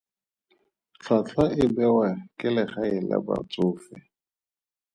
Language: Tswana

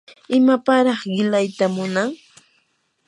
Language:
Yanahuanca Pasco Quechua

